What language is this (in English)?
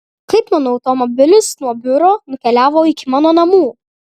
Lithuanian